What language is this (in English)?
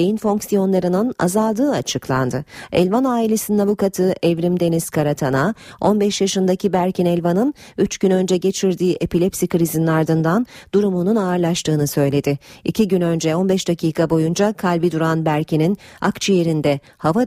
Turkish